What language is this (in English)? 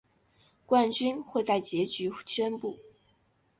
Chinese